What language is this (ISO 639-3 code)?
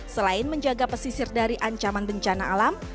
ind